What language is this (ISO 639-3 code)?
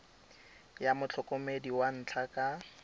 tsn